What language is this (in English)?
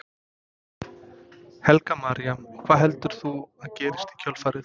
Icelandic